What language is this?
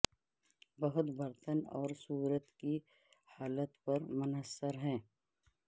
Urdu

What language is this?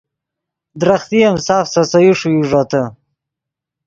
Yidgha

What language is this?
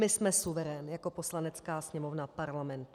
Czech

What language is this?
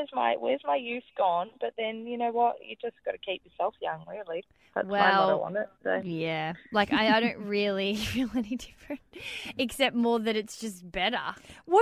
English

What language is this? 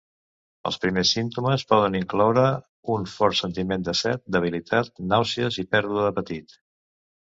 Catalan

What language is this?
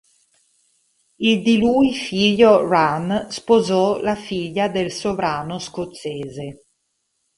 Italian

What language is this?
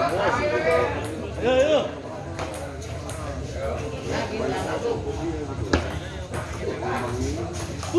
Indonesian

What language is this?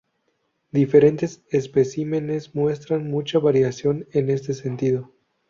Spanish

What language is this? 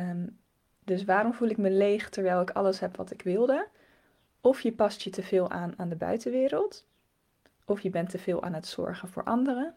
Dutch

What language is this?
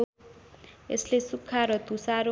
Nepali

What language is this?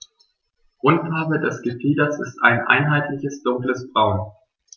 German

